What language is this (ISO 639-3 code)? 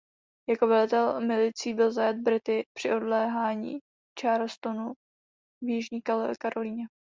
ces